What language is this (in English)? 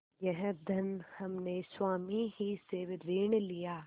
Hindi